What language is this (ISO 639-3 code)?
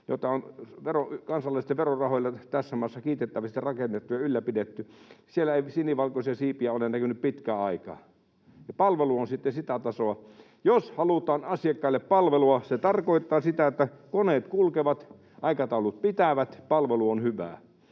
fin